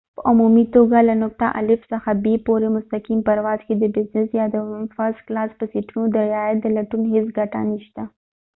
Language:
Pashto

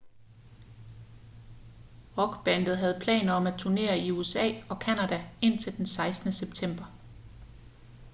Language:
Danish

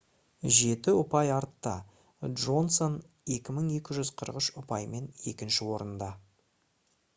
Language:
Kazakh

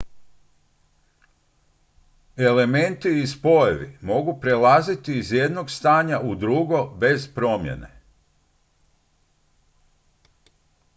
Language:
Croatian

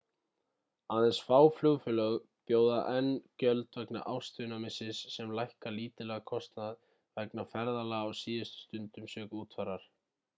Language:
Icelandic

